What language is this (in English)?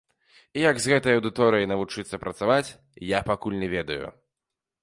Belarusian